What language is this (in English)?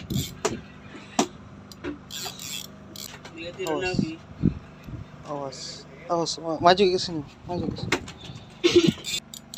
Indonesian